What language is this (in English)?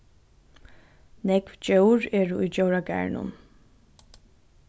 Faroese